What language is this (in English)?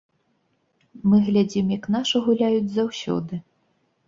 Belarusian